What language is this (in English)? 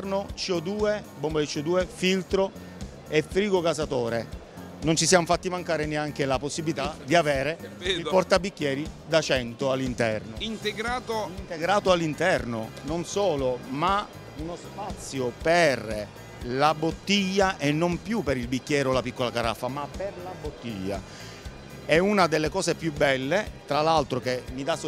Italian